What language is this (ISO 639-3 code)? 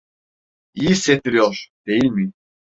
tur